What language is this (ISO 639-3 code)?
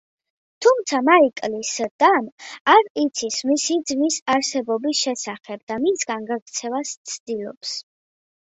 kat